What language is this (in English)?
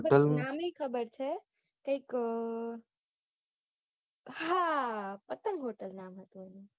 Gujarati